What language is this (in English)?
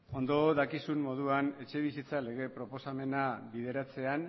Basque